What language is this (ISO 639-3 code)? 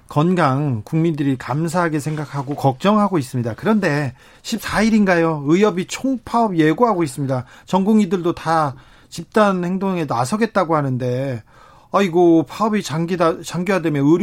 kor